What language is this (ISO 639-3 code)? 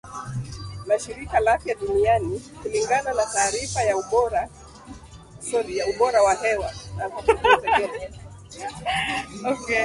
swa